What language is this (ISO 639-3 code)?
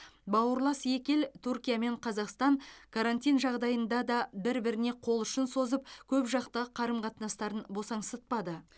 kaz